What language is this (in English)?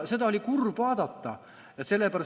Estonian